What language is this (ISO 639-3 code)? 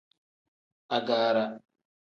kdh